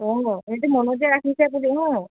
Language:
Assamese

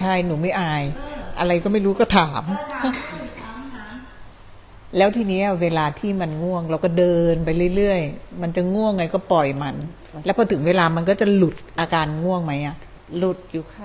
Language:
Thai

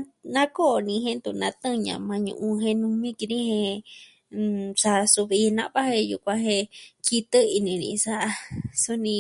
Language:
Southwestern Tlaxiaco Mixtec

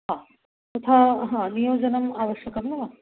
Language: Sanskrit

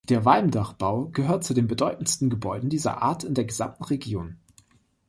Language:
German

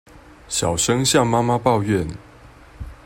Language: Chinese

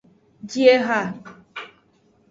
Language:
Aja (Benin)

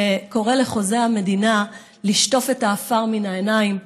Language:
Hebrew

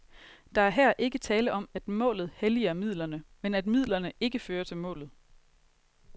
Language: Danish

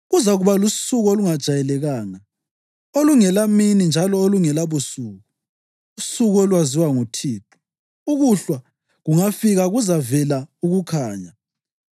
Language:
North Ndebele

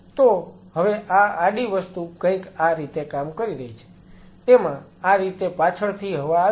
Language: Gujarati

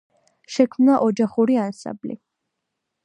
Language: Georgian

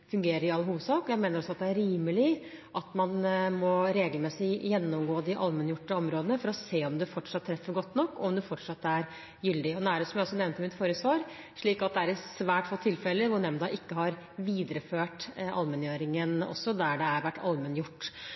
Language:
Norwegian Bokmål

